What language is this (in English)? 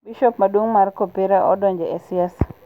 Luo (Kenya and Tanzania)